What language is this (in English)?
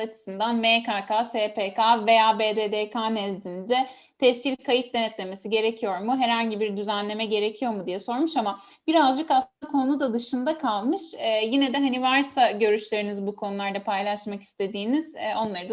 Turkish